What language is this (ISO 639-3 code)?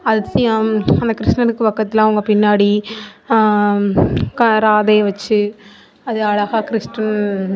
tam